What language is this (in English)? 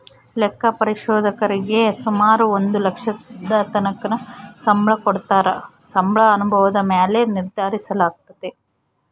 Kannada